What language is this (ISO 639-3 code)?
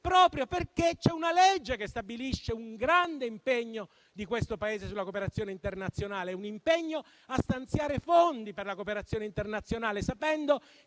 ita